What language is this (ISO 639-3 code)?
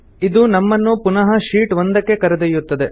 kan